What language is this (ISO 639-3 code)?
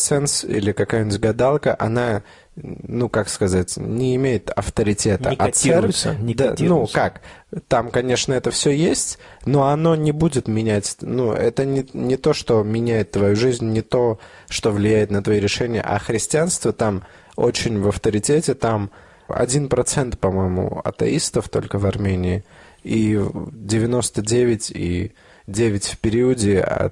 rus